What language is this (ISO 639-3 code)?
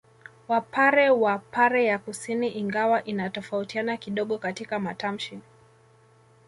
swa